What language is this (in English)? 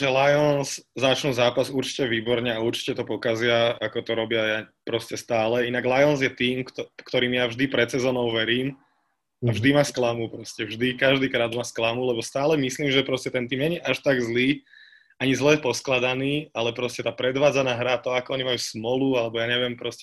Slovak